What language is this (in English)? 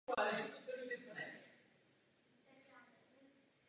Czech